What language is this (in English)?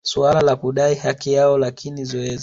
Swahili